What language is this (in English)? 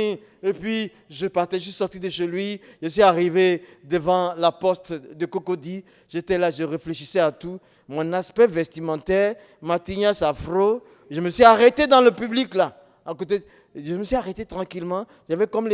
French